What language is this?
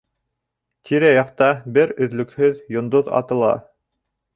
Bashkir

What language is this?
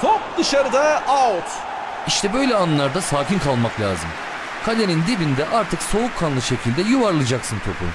Turkish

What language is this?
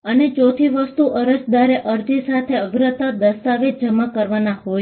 Gujarati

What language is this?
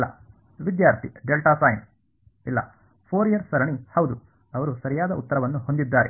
Kannada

